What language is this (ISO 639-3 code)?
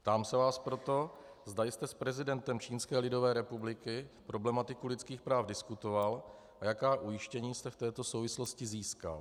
ces